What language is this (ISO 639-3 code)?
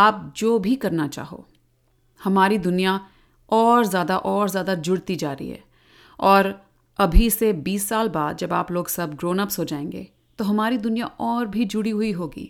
hin